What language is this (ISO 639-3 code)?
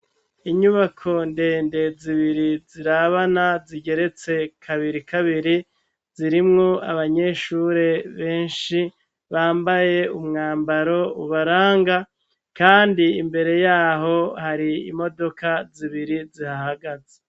run